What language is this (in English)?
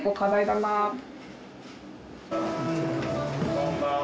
Japanese